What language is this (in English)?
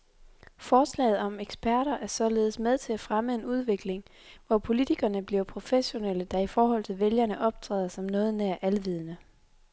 Danish